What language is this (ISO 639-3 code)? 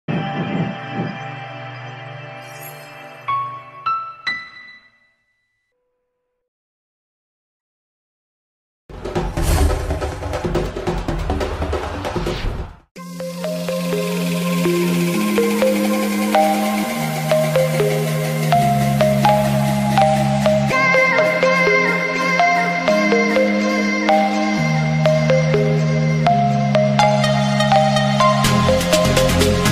nld